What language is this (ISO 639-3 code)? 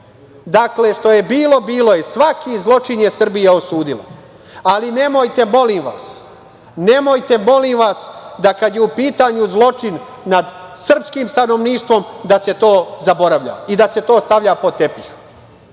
srp